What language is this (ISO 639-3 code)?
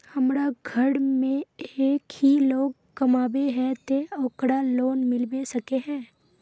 mag